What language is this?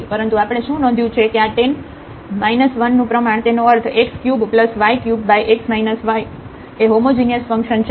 Gujarati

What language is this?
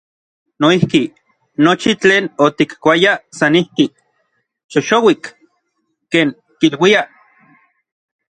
Orizaba Nahuatl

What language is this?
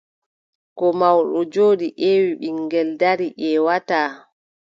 Adamawa Fulfulde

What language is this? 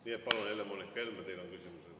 Estonian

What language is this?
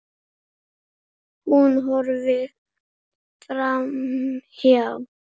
Icelandic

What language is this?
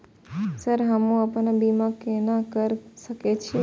Maithili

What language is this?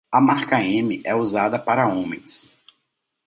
Portuguese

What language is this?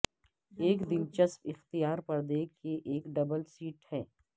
Urdu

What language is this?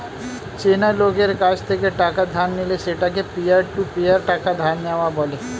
Bangla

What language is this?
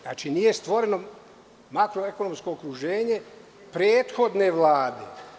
Serbian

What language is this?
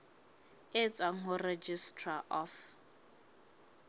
Southern Sotho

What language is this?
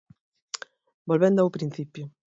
Galician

